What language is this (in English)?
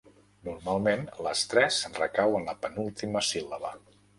Catalan